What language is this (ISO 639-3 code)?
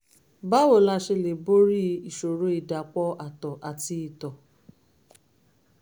yor